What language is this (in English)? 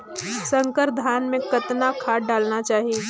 Chhattisgarhi